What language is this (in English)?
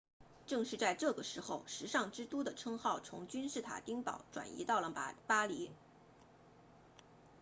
Chinese